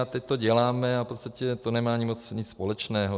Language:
Czech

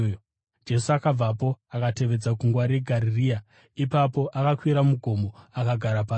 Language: Shona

